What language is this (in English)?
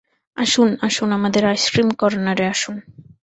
Bangla